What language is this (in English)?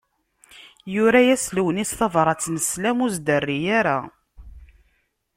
Kabyle